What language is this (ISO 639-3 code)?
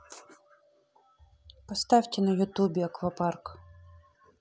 rus